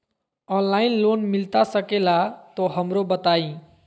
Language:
Magahi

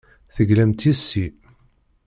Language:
Kabyle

